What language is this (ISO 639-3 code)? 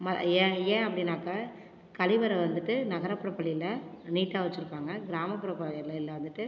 tam